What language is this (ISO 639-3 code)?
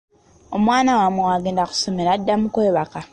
lug